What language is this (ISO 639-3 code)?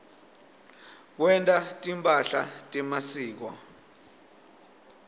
ssw